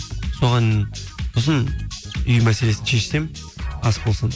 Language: Kazakh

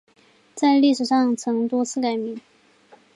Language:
Chinese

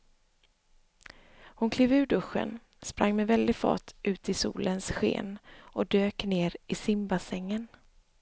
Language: Swedish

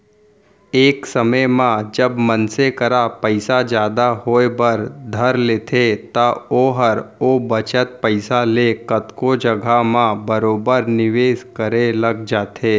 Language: Chhattisgarhi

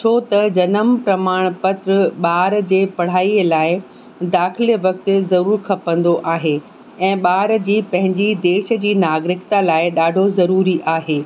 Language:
Sindhi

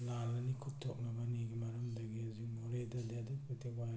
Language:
Manipuri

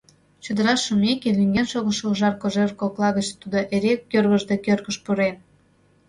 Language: Mari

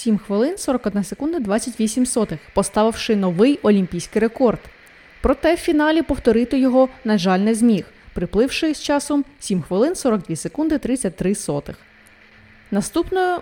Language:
Ukrainian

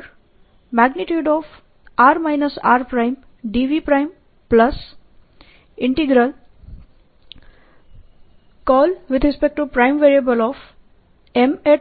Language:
Gujarati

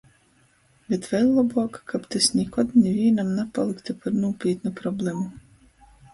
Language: Latgalian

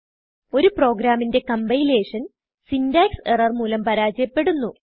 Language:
Malayalam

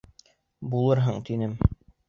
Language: Bashkir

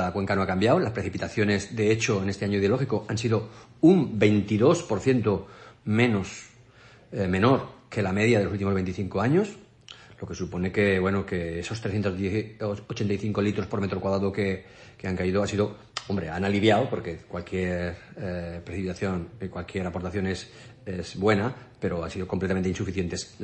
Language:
Spanish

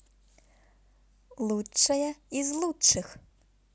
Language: Russian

